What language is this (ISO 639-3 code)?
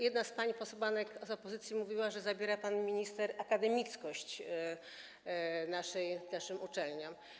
pol